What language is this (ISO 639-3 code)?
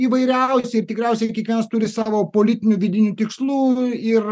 lit